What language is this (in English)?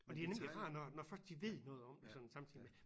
Danish